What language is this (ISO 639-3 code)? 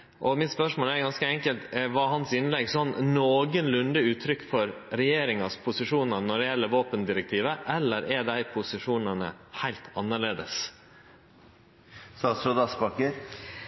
nno